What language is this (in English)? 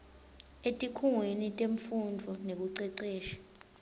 Swati